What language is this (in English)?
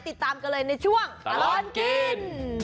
Thai